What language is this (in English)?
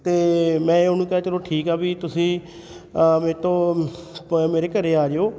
Punjabi